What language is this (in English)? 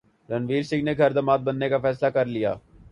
Urdu